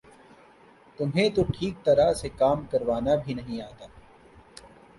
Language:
Urdu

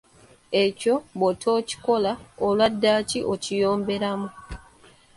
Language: Ganda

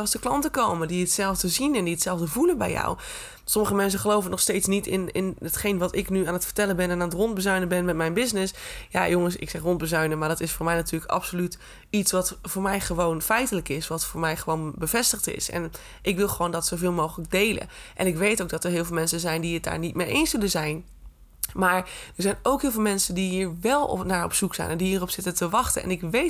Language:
Dutch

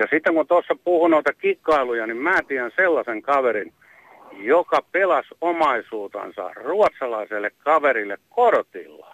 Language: Finnish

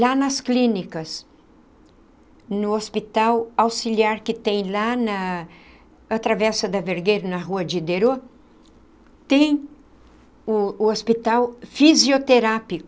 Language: Portuguese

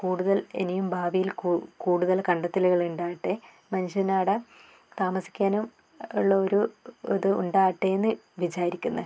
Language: Malayalam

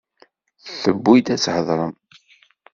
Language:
Kabyle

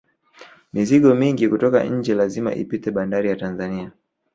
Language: Swahili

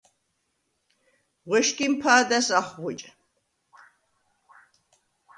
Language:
Svan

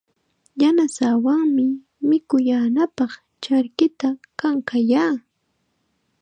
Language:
Chiquián Ancash Quechua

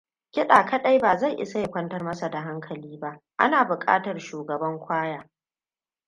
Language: Hausa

